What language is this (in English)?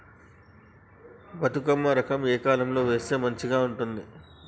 Telugu